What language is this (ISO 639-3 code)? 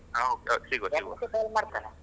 kan